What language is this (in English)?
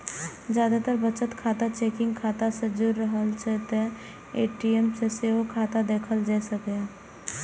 Maithili